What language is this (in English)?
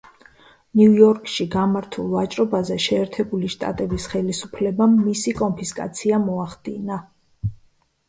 Georgian